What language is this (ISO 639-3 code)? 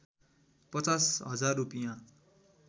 nep